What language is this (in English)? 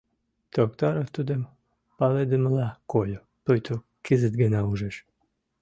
Mari